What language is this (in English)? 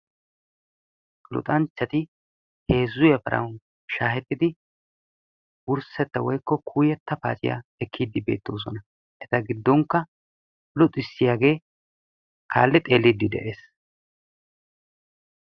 Wolaytta